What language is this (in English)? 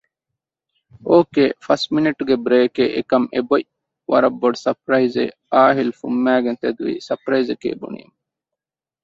Divehi